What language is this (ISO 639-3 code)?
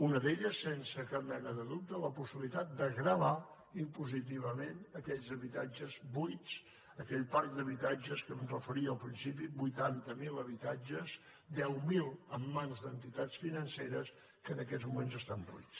cat